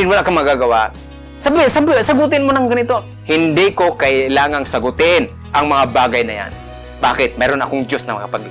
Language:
Filipino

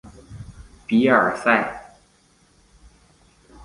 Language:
Chinese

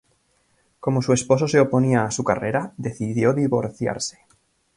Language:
Spanish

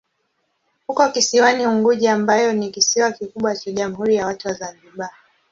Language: Swahili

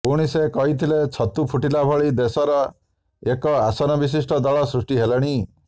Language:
Odia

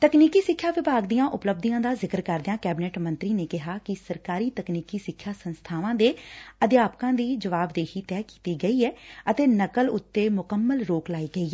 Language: Punjabi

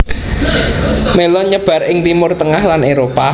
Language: Javanese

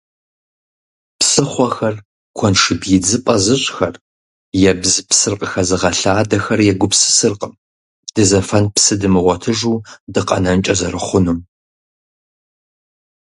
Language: Kabardian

